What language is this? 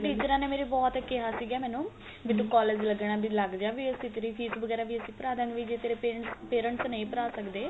Punjabi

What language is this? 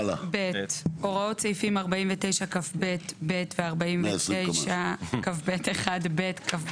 Hebrew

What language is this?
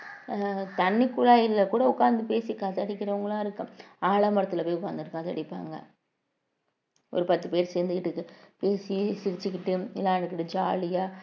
Tamil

